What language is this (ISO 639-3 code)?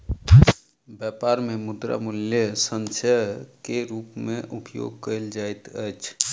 mai